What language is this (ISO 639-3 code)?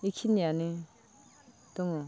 brx